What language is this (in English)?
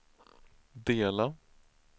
Swedish